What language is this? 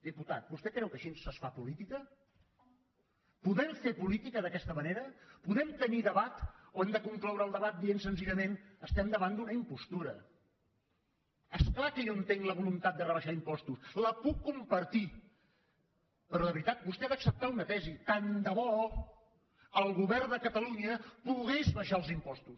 Catalan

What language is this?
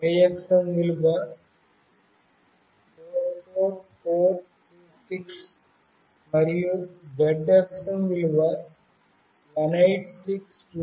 Telugu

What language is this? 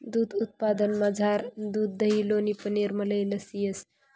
Marathi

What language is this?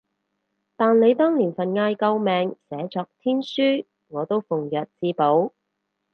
Cantonese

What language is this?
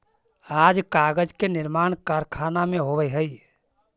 Magahi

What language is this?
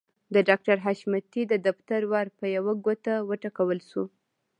Pashto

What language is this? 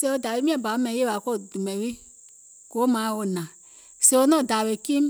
Gola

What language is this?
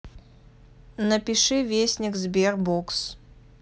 Russian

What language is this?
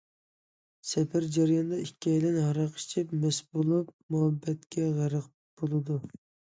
Uyghur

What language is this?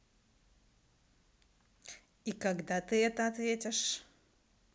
Russian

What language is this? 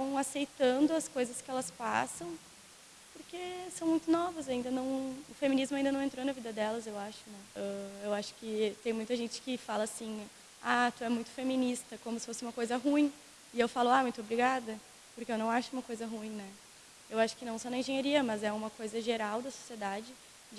Portuguese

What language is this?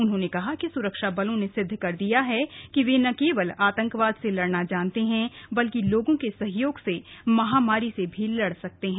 Hindi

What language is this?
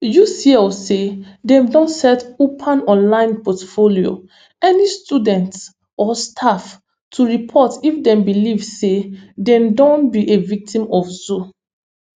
Nigerian Pidgin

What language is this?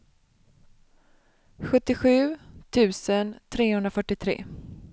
Swedish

